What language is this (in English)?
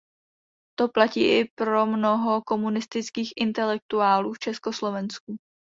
Czech